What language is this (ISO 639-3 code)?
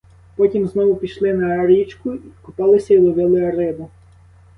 ukr